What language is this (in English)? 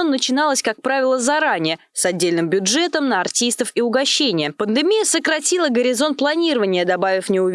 Russian